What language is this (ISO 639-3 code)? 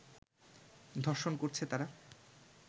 ben